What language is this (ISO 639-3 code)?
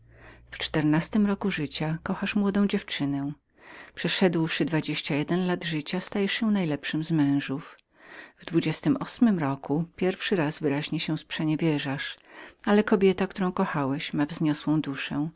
pol